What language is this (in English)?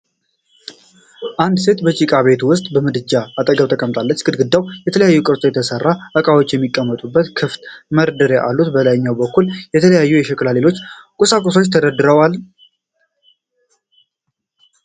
Amharic